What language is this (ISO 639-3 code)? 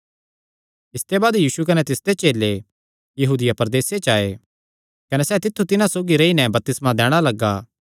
xnr